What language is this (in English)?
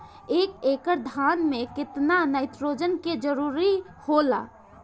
Bhojpuri